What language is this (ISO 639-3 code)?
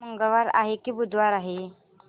mar